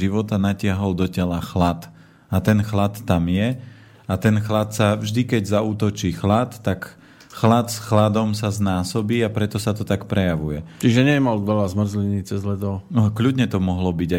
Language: Slovak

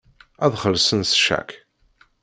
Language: Kabyle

